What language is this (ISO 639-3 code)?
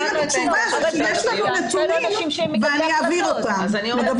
heb